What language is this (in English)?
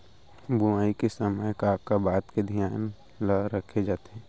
Chhattisgarhi